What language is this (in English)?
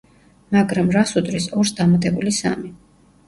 Georgian